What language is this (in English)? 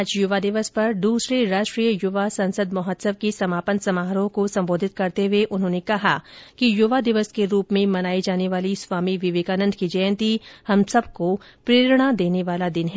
Hindi